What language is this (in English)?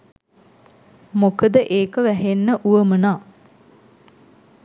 Sinhala